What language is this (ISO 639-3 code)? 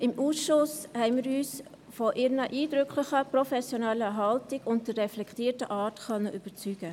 gsw